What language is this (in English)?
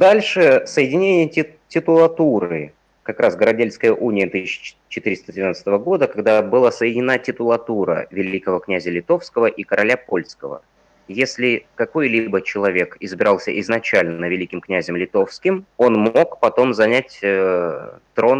Russian